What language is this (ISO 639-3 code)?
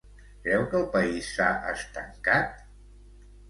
cat